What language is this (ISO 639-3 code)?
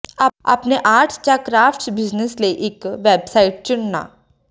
pan